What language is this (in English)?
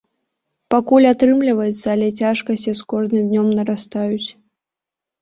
Belarusian